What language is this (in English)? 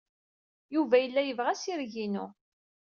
Kabyle